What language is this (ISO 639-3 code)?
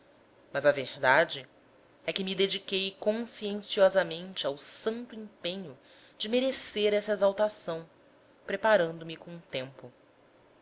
por